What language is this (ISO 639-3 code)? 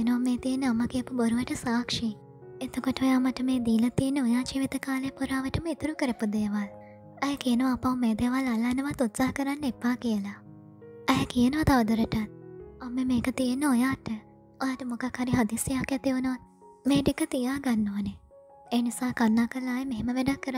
tha